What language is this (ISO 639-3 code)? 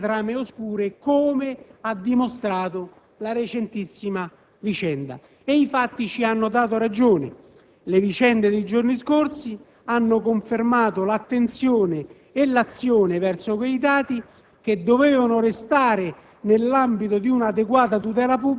ita